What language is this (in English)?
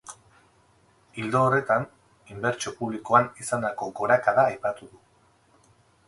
Basque